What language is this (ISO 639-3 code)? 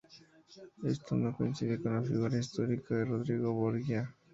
spa